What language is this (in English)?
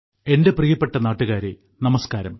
Malayalam